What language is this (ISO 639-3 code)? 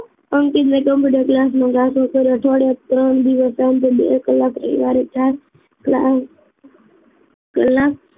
guj